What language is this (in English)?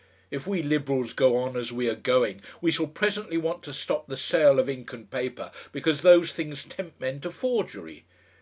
English